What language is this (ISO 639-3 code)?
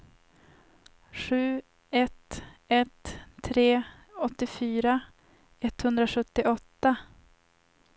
swe